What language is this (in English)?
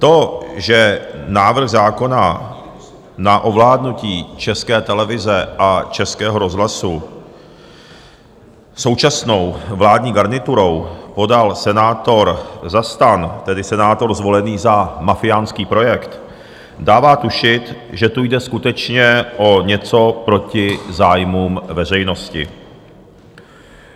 Czech